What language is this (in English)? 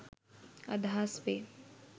Sinhala